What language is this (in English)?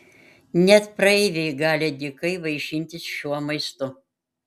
Lithuanian